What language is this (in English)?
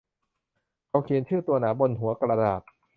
Thai